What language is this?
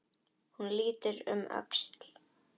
Icelandic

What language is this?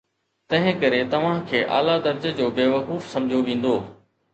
Sindhi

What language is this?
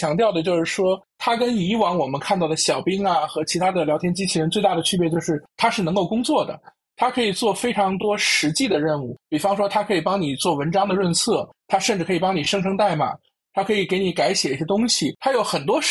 Chinese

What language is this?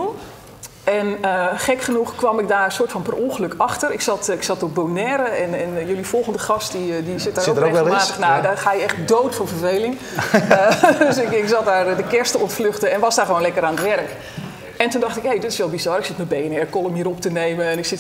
Dutch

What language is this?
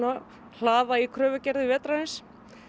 Icelandic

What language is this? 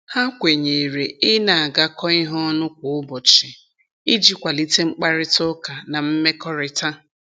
Igbo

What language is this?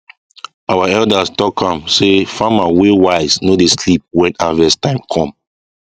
Nigerian Pidgin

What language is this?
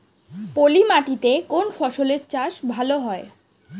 Bangla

